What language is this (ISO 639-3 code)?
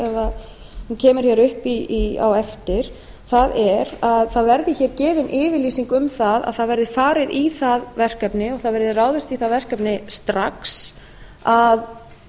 isl